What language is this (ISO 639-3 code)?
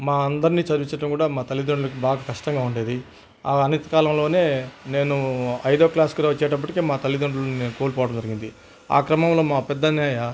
tel